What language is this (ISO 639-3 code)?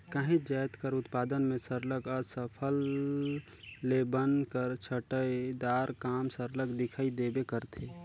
hne